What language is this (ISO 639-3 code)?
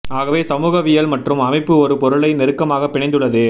tam